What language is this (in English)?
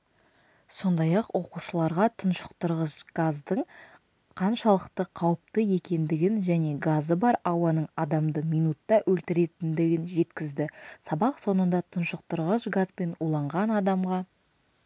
Kazakh